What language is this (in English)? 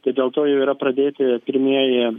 Lithuanian